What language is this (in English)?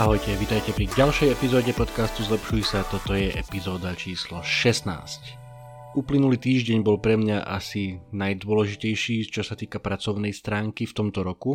Slovak